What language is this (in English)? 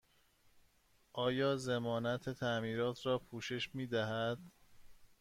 Persian